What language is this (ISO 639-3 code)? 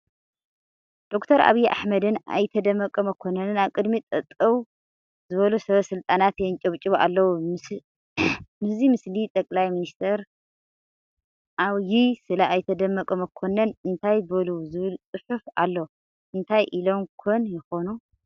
tir